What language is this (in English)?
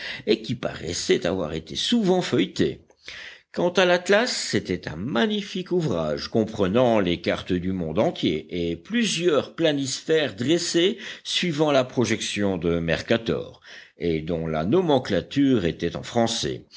French